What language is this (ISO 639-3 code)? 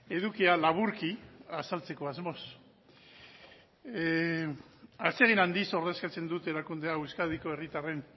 eus